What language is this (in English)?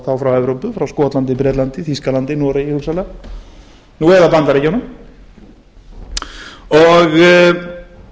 Icelandic